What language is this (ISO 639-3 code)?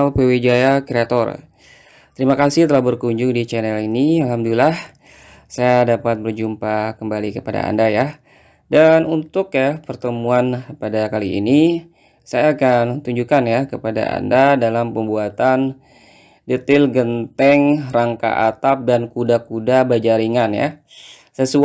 ind